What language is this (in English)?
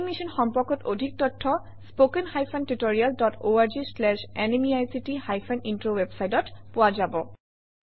Assamese